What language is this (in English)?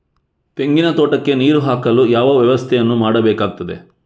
Kannada